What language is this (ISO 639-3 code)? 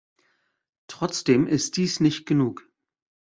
deu